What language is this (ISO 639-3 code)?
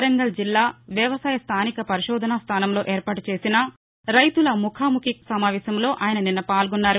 tel